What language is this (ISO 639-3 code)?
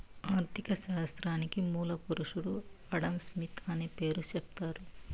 tel